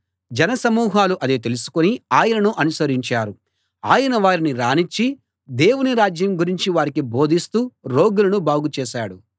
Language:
Telugu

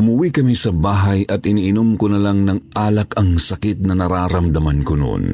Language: Filipino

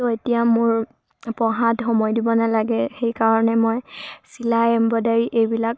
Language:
Assamese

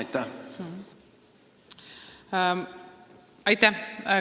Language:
Estonian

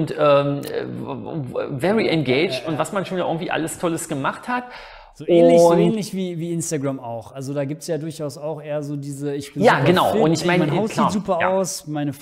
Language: German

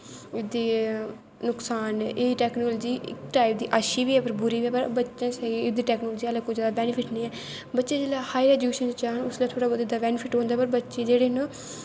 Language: Dogri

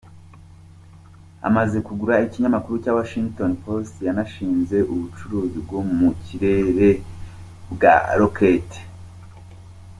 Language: Kinyarwanda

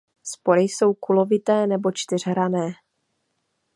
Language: Czech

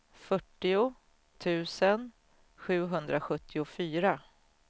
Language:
Swedish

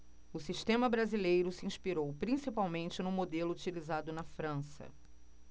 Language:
Portuguese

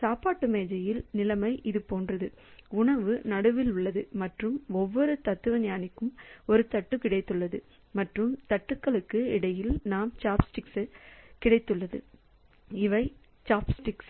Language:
Tamil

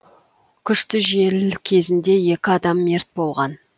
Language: Kazakh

